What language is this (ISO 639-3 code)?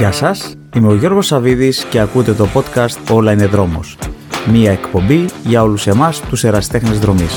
ell